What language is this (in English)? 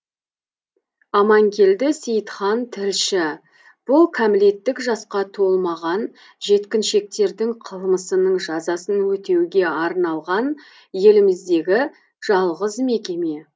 Kazakh